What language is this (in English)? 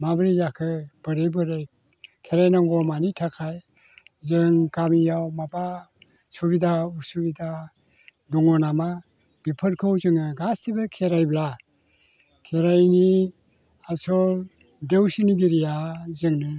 Bodo